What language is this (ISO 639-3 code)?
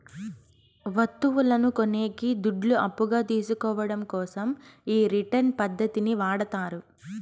tel